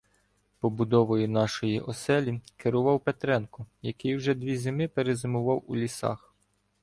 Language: Ukrainian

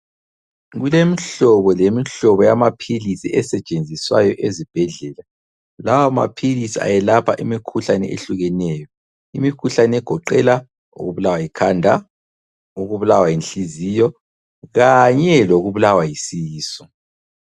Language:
North Ndebele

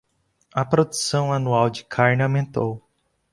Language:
Portuguese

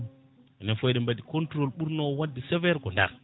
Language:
Fula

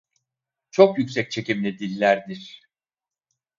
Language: Turkish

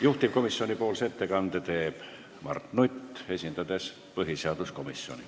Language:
Estonian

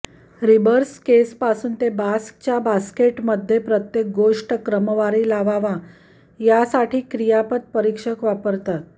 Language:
Marathi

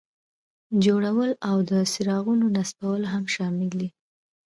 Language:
Pashto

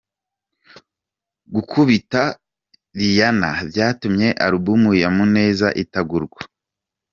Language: Kinyarwanda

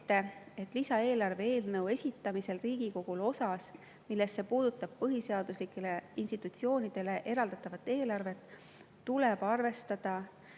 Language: Estonian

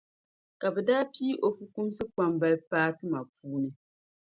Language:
Dagbani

